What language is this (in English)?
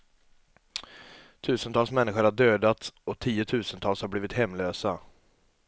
Swedish